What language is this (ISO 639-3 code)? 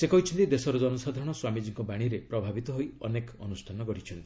ori